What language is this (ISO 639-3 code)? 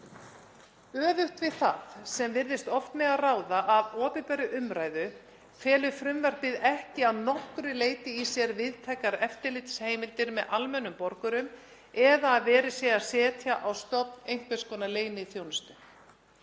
isl